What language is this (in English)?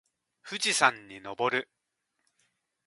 Japanese